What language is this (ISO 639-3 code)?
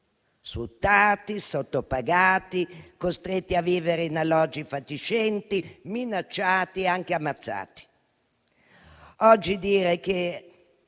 ita